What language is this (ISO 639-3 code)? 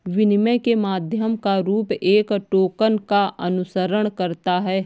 hin